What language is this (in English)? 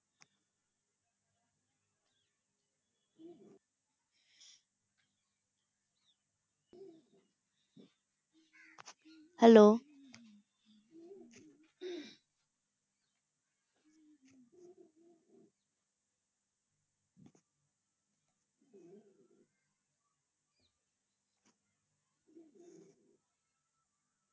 Punjabi